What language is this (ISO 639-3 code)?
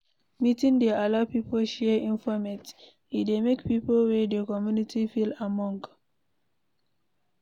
pcm